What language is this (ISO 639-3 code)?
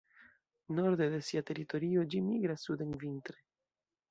epo